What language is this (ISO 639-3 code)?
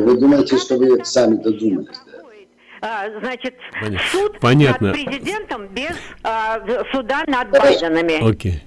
rus